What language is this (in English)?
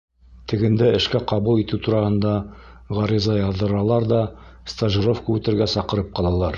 Bashkir